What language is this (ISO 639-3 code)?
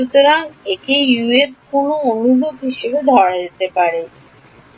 ben